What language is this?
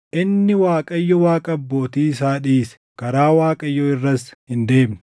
Oromo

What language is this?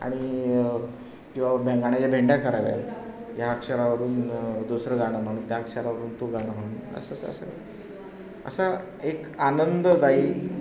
Marathi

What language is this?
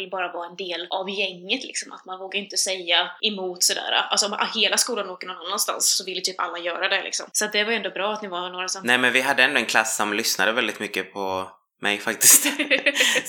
Swedish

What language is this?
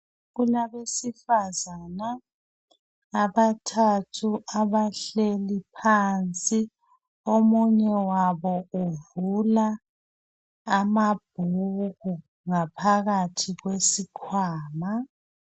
North Ndebele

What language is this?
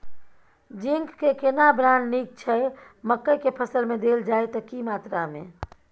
Maithili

